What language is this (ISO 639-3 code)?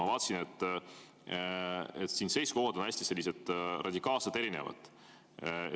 est